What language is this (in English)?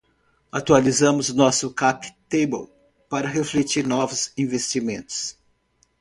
Portuguese